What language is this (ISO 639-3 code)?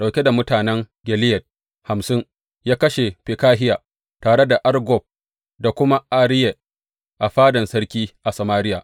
hau